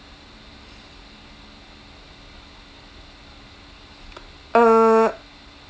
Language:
English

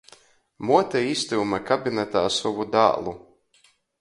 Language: Latgalian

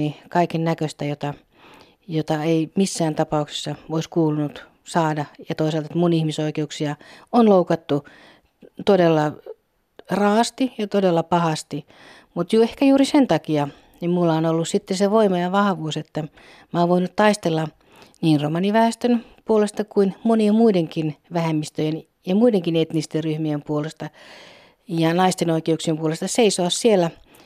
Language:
Finnish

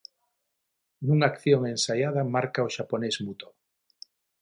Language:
Galician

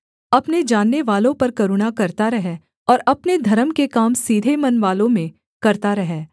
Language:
Hindi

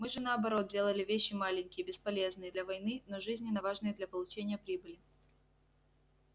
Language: Russian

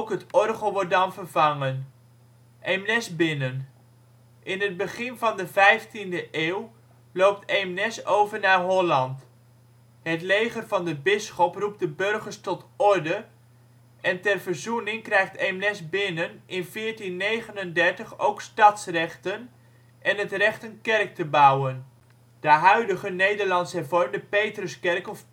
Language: Dutch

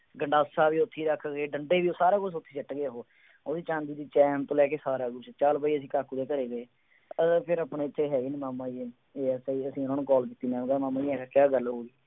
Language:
Punjabi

